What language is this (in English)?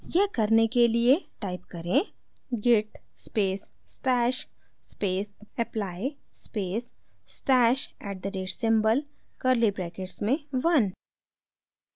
Hindi